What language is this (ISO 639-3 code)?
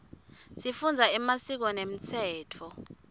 ssw